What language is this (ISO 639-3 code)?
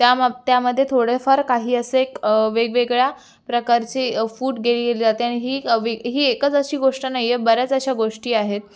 mar